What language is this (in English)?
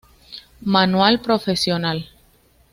Spanish